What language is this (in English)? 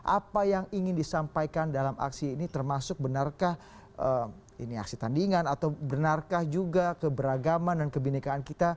Indonesian